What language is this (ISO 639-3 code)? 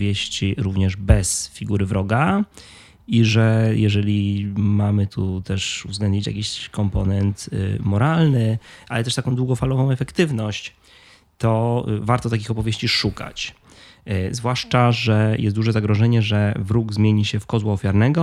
pol